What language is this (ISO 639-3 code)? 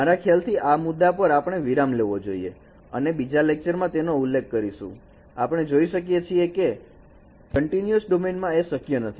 guj